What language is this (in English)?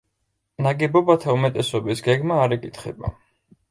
Georgian